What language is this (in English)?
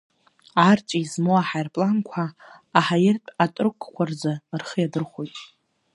Abkhazian